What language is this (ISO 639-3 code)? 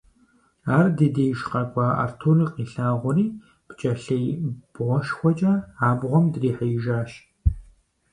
kbd